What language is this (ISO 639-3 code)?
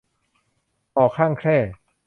tha